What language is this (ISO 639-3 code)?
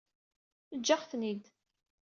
kab